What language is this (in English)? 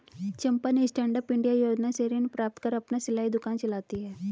Hindi